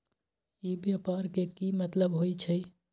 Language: Magahi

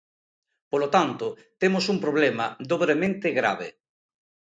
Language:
Galician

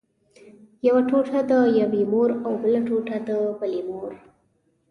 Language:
Pashto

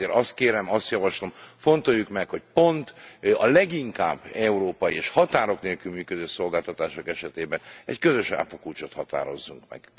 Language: Hungarian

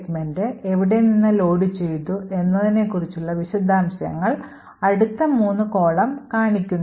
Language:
Malayalam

